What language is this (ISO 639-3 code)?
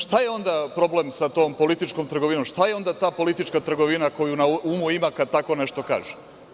srp